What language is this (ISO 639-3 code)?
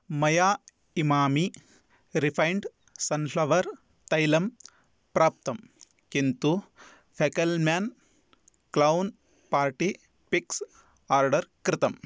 san